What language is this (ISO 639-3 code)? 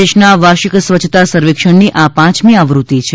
guj